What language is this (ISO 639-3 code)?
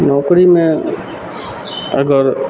mai